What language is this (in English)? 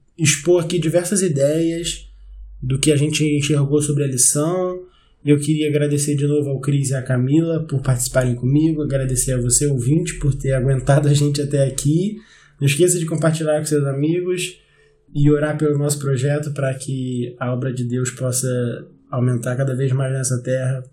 Portuguese